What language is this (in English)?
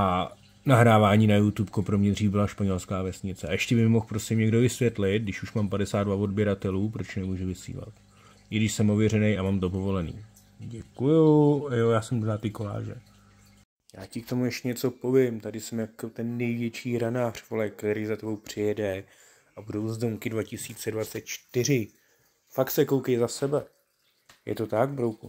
Czech